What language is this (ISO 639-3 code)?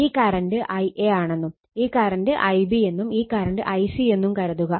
mal